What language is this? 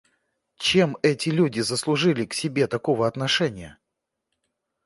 Russian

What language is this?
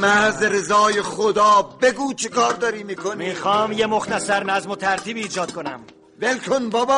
Persian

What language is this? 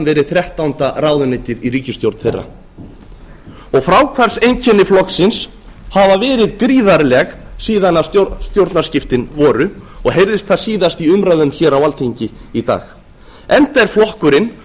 Icelandic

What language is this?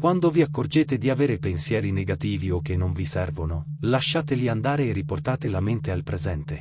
Italian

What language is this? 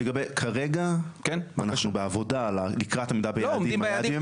Hebrew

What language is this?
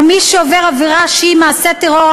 Hebrew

